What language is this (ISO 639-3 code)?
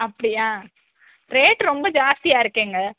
tam